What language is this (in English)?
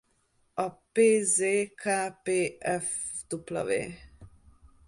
Hungarian